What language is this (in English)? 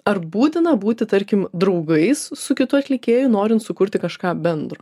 Lithuanian